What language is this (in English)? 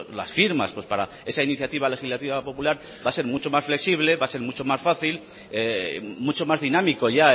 Spanish